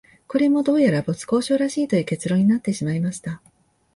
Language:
Japanese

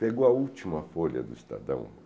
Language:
Portuguese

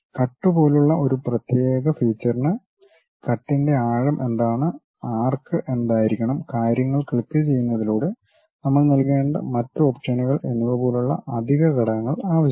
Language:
Malayalam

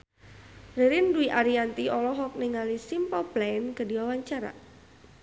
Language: Sundanese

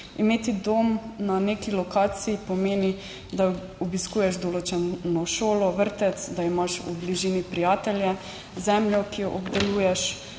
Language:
Slovenian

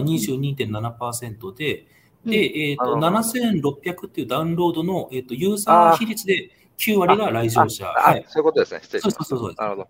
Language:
Japanese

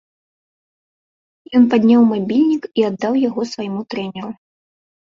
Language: Belarusian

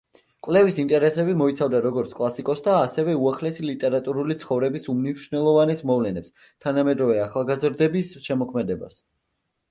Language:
Georgian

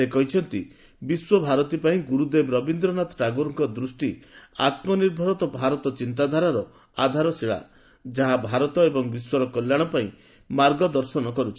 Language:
Odia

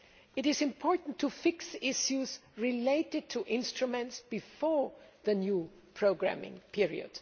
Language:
English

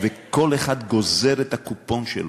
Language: Hebrew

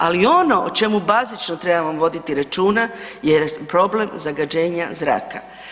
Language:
Croatian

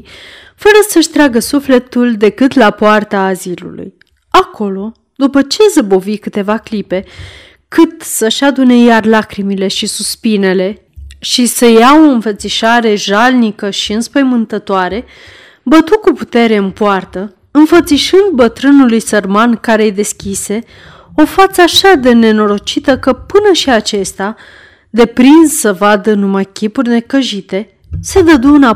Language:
Romanian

